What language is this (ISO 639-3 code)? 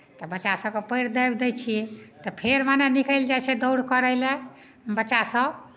mai